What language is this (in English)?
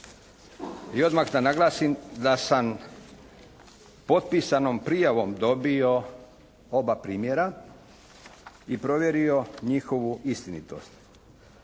Croatian